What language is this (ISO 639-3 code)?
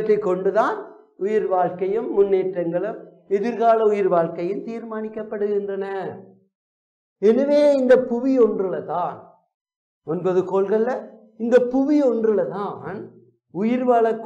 tam